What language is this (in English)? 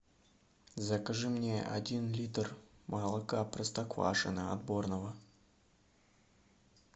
Russian